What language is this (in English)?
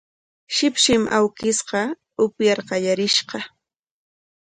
Corongo Ancash Quechua